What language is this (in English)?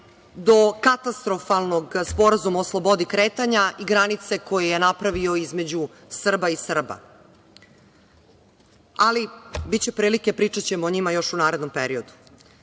Serbian